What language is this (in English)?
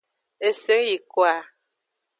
Aja (Benin)